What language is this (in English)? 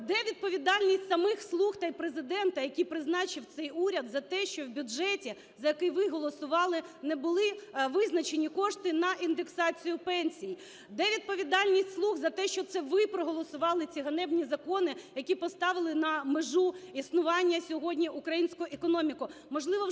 Ukrainian